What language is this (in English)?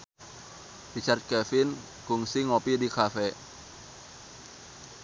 Sundanese